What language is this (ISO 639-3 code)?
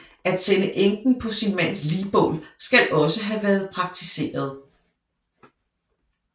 dan